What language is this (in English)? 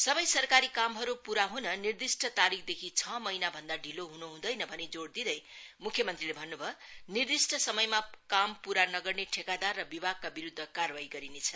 Nepali